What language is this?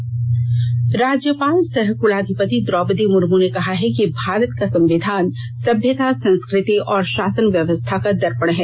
Hindi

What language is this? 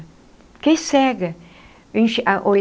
Portuguese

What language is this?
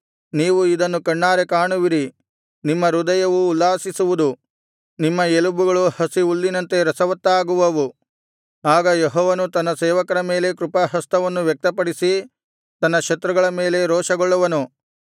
Kannada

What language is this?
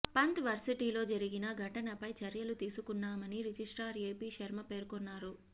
Telugu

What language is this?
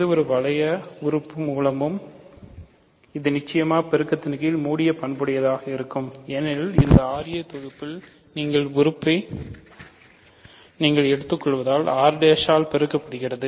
Tamil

